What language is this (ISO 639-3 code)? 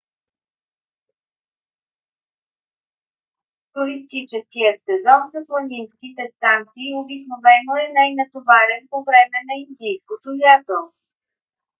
bul